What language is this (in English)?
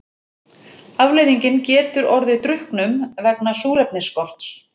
Icelandic